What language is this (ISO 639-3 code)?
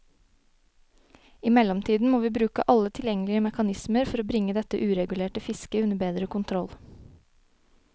nor